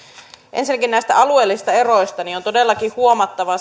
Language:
Finnish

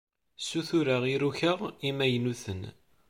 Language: Kabyle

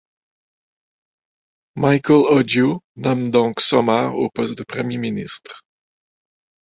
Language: French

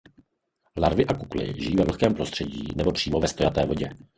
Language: Czech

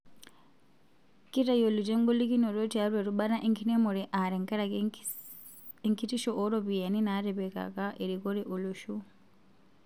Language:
Masai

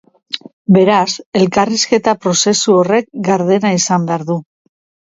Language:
Basque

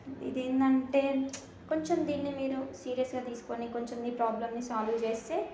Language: Telugu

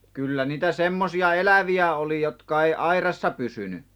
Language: Finnish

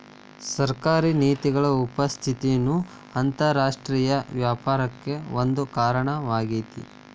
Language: Kannada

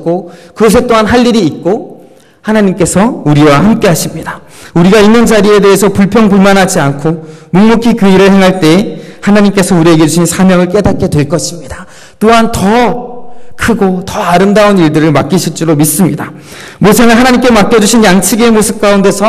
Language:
Korean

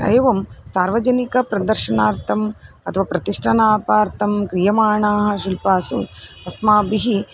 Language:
Sanskrit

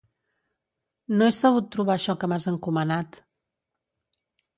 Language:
Catalan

